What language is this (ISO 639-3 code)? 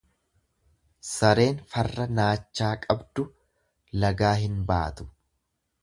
orm